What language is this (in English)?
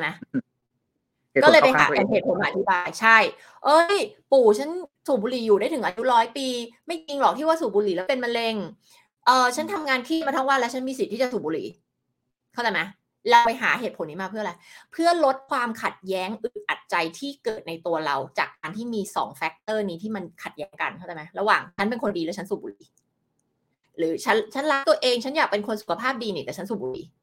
Thai